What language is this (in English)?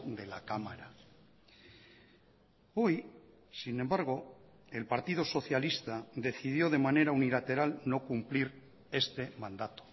Spanish